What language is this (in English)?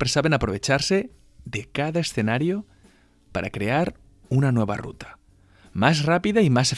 Spanish